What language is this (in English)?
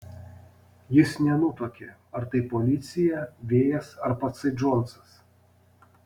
Lithuanian